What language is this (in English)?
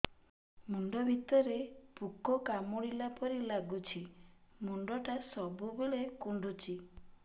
Odia